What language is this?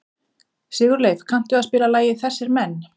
Icelandic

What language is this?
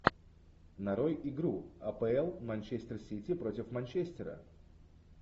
Russian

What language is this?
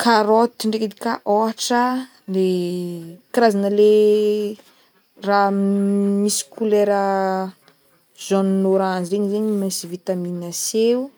Northern Betsimisaraka Malagasy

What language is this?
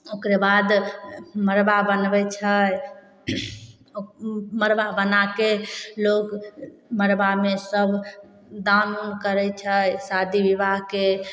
Maithili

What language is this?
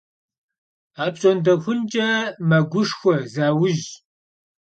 Kabardian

